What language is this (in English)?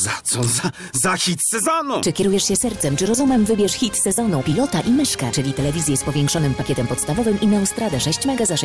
Polish